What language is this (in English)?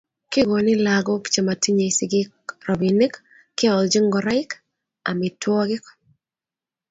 Kalenjin